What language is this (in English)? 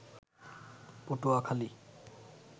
Bangla